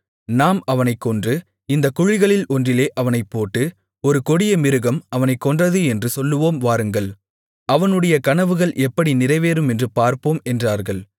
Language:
Tamil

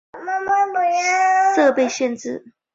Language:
Chinese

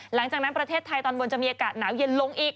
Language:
Thai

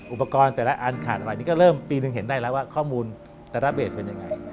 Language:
Thai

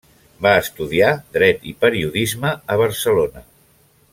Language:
Catalan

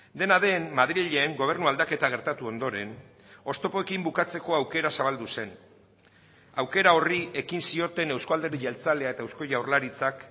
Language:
Basque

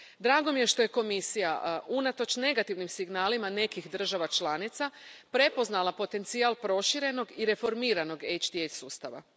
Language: Croatian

